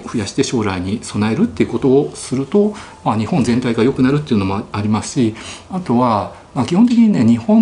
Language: Japanese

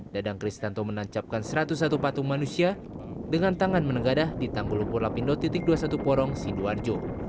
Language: Indonesian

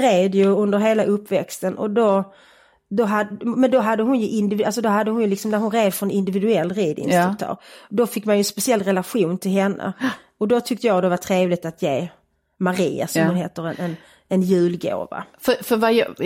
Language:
Swedish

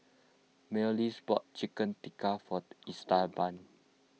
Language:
English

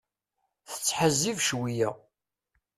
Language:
Kabyle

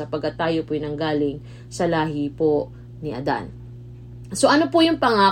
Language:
Filipino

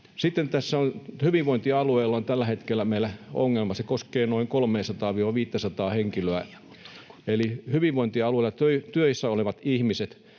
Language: Finnish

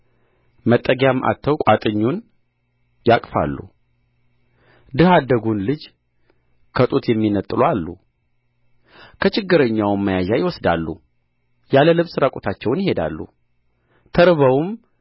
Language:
Amharic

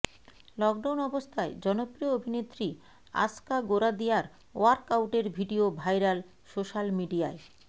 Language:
Bangla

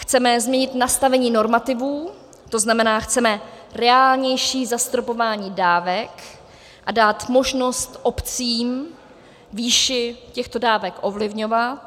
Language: Czech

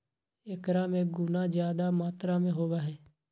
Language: Magahi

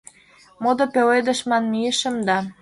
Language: Mari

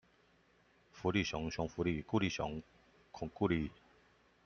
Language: Chinese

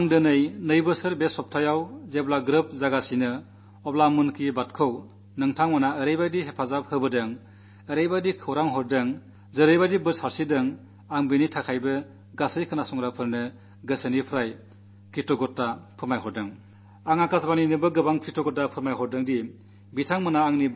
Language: Malayalam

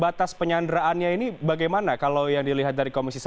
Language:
Indonesian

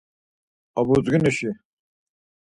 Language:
Laz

